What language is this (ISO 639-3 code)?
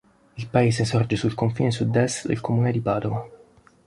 ita